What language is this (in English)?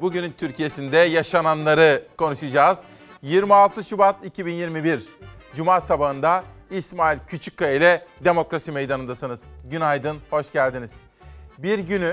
Turkish